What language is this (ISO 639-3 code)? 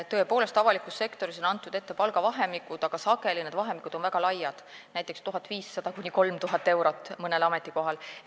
est